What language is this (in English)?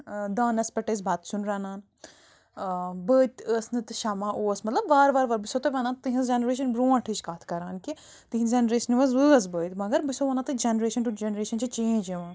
Kashmiri